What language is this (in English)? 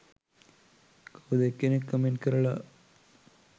Sinhala